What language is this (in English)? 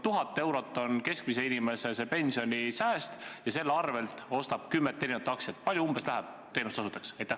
Estonian